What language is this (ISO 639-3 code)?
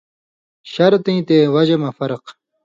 mvy